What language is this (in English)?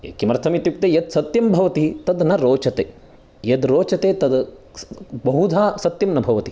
Sanskrit